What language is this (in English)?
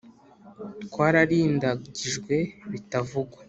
Kinyarwanda